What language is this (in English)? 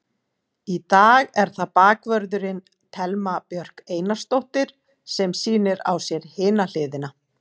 Icelandic